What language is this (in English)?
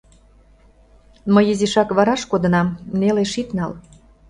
Mari